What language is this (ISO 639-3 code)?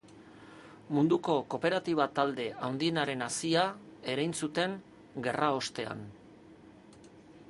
eus